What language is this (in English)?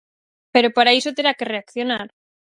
Galician